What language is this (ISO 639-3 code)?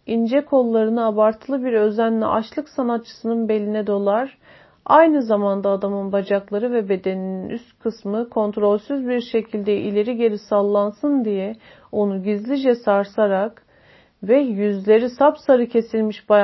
tur